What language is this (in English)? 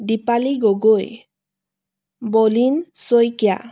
Assamese